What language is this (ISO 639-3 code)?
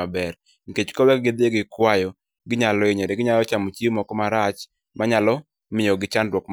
luo